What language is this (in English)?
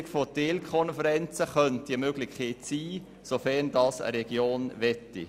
Swiss German